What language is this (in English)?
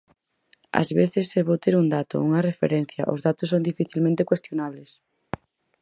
Galician